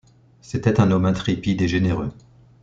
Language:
French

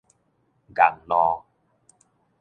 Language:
Min Nan Chinese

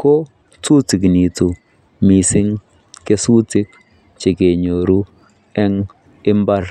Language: Kalenjin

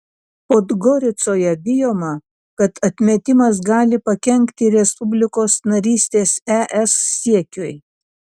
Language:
Lithuanian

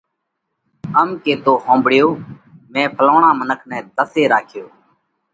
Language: Parkari Koli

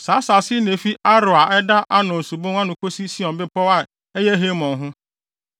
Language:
Akan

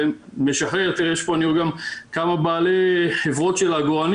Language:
Hebrew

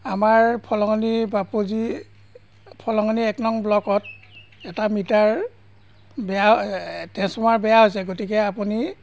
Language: Assamese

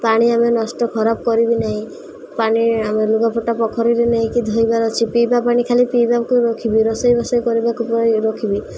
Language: Odia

